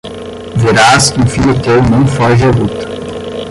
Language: Portuguese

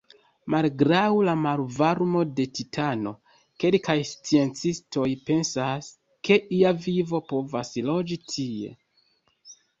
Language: Esperanto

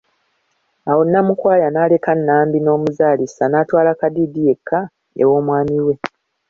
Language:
Ganda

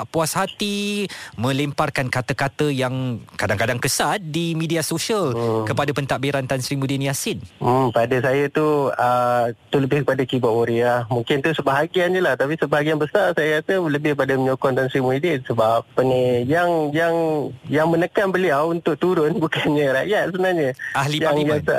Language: Malay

